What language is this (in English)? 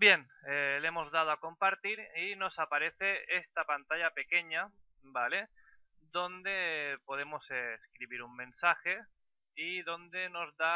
Spanish